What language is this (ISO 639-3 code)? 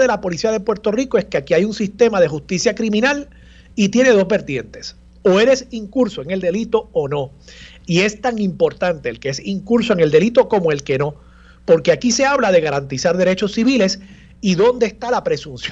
spa